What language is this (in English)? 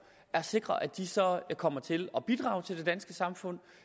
Danish